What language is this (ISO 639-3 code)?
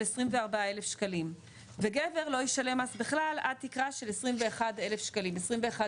heb